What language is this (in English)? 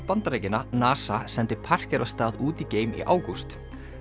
Icelandic